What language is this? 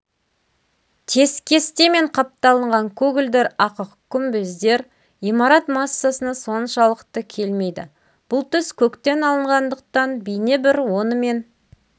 Kazakh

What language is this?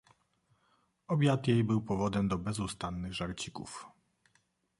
Polish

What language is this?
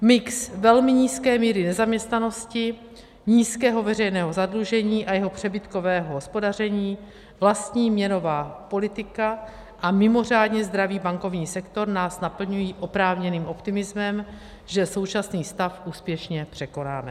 Czech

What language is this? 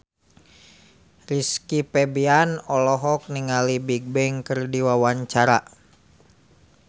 Sundanese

